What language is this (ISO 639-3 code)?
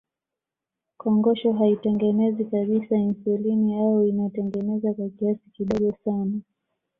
swa